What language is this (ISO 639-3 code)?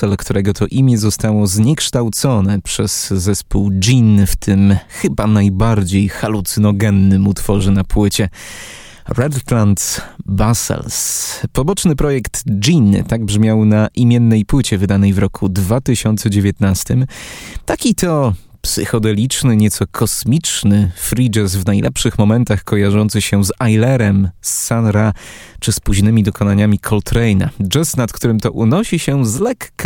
pol